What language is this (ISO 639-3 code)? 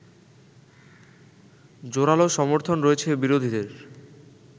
ben